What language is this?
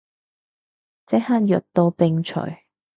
Cantonese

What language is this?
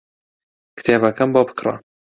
Central Kurdish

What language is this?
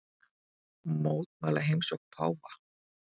Icelandic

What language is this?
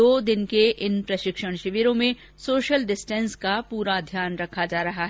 Hindi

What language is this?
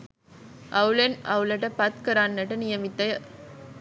Sinhala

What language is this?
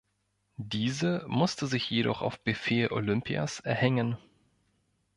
German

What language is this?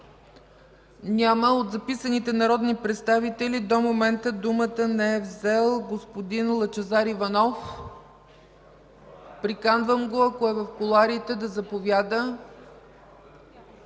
Bulgarian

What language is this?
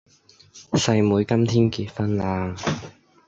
Cantonese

